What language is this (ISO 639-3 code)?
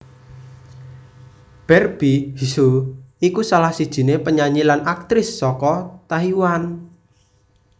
jav